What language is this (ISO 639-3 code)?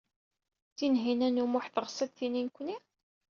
kab